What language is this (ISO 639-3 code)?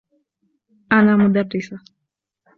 ara